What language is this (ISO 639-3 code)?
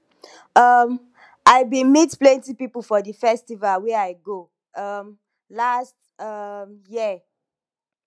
pcm